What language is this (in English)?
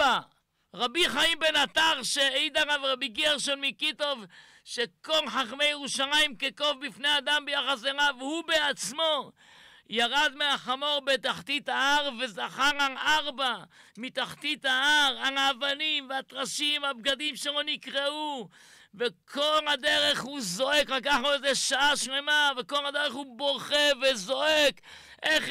Hebrew